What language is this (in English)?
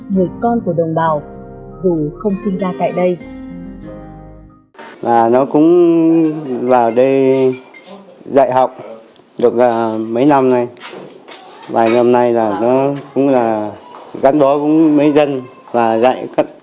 Vietnamese